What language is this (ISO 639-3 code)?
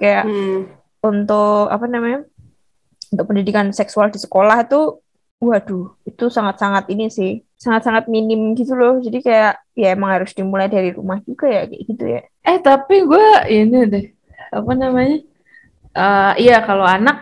ind